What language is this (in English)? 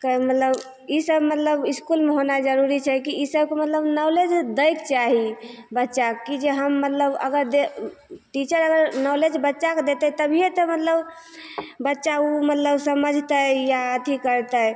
Maithili